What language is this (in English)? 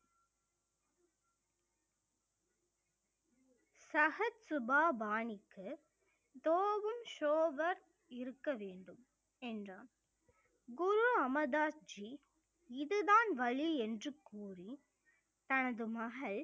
Tamil